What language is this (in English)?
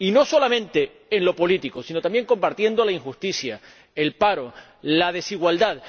Spanish